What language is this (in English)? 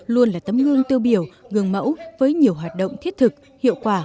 Vietnamese